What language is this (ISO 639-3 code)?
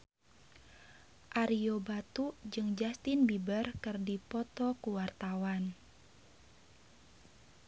sun